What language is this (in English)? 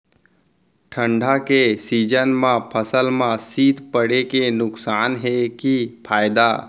Chhattisgarhi